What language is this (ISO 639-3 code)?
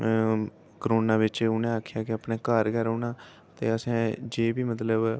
doi